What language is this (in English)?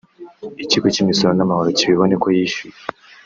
Kinyarwanda